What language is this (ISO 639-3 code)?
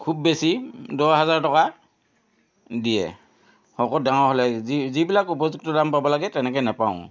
asm